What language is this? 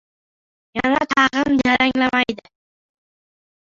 Uzbek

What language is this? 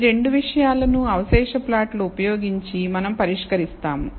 Telugu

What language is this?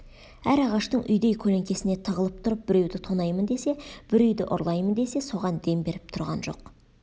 Kazakh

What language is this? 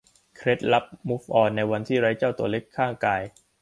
Thai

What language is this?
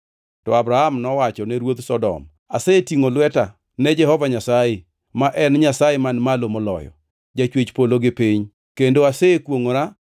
Luo (Kenya and Tanzania)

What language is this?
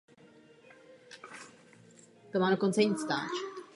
Czech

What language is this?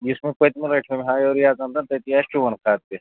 Kashmiri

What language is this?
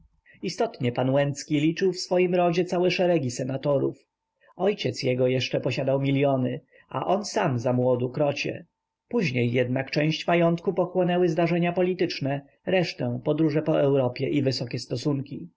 Polish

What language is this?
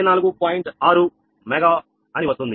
Telugu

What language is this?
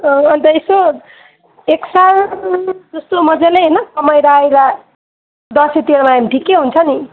Nepali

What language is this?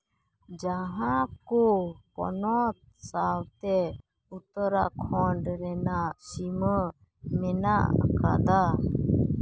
Santali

